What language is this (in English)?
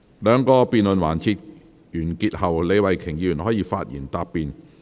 Cantonese